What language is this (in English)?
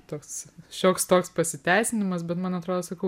Lithuanian